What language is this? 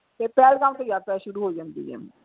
Punjabi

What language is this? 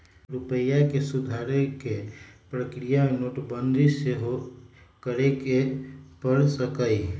Magahi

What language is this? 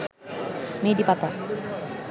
Bangla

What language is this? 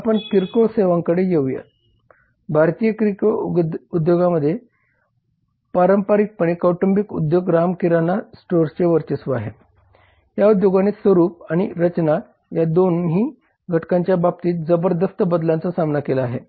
Marathi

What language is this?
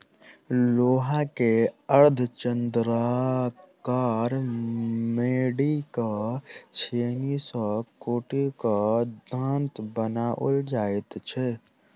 Maithili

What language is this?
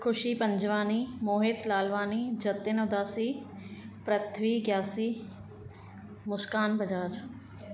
Sindhi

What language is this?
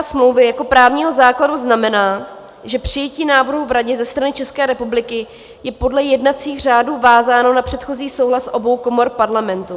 Czech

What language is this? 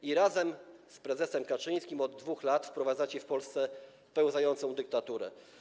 Polish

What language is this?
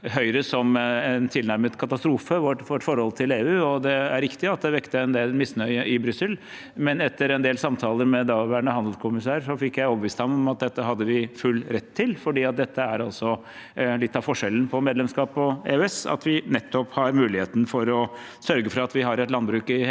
Norwegian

